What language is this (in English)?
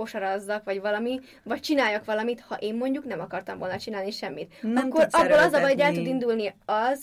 Hungarian